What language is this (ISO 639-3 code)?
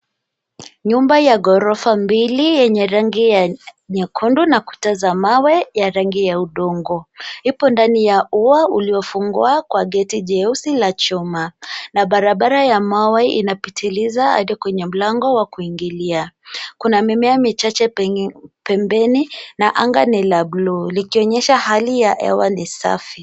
swa